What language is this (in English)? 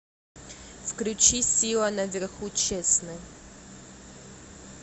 Russian